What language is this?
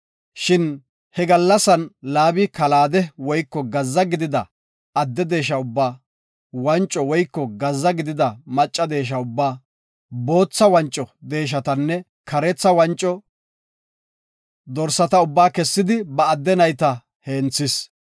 Gofa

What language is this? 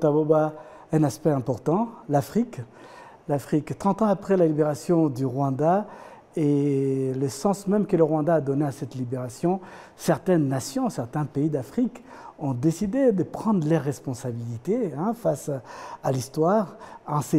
French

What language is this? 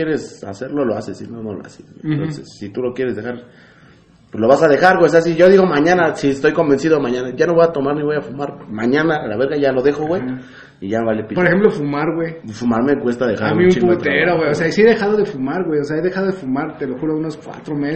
Spanish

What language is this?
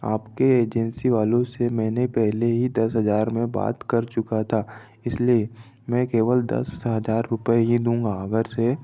Hindi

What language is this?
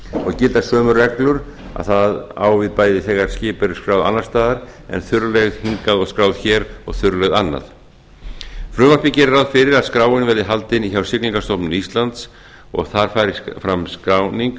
Icelandic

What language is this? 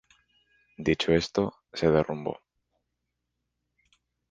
Spanish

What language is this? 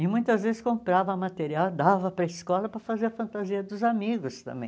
Portuguese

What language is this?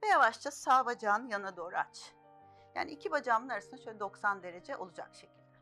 Turkish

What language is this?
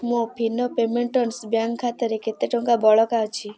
Odia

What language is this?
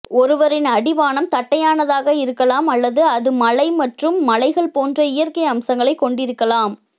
Tamil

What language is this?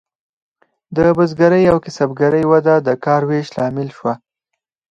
Pashto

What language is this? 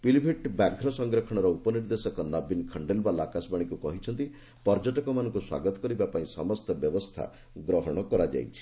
Odia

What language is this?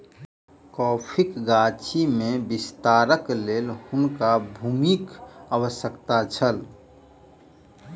Maithili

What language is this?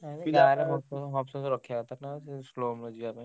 Odia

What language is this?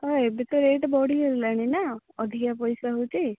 Odia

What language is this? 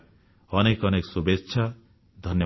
Odia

